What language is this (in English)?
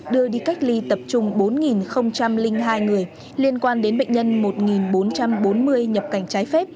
Vietnamese